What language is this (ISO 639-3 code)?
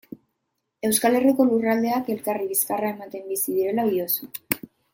eus